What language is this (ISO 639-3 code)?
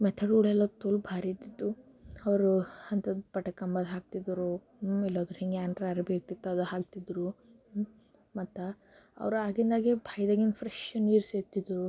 kan